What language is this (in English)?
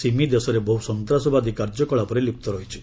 Odia